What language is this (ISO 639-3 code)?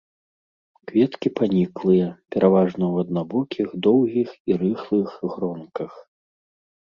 bel